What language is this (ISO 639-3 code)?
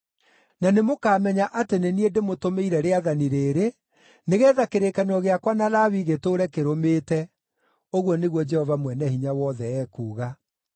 kik